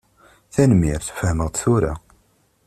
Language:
Kabyle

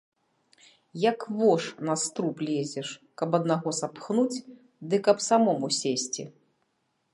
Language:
Belarusian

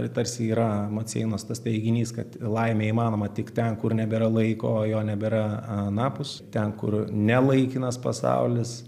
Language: Lithuanian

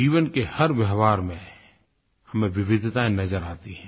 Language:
Hindi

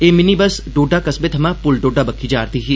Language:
Dogri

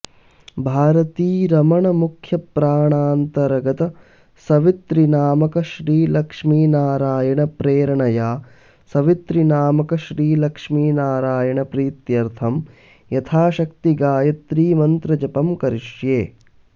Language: Sanskrit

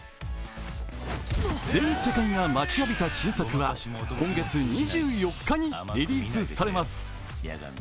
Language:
Japanese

